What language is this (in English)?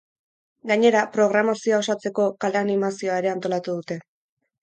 Basque